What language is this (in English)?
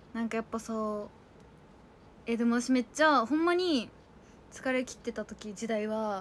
Japanese